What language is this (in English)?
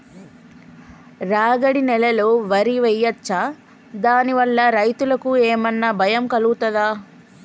Telugu